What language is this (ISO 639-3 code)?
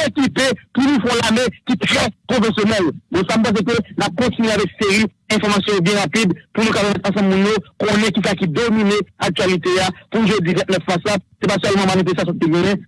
fra